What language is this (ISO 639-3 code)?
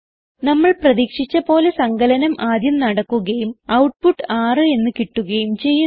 mal